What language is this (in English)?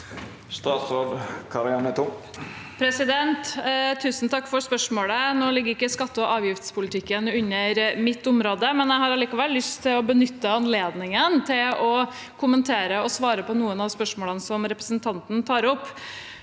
Norwegian